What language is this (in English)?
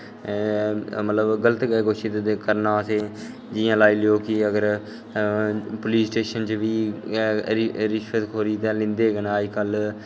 Dogri